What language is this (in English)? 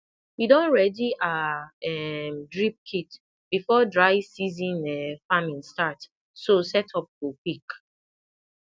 Nigerian Pidgin